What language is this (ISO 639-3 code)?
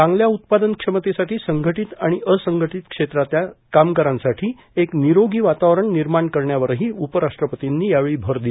mar